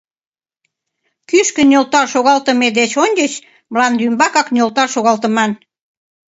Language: Mari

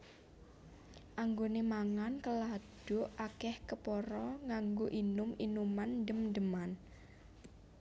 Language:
Javanese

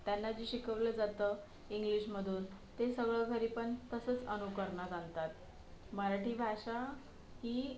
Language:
Marathi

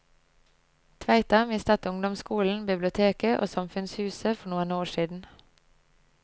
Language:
Norwegian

